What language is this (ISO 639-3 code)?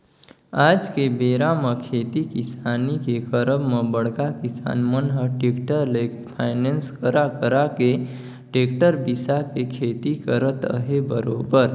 hne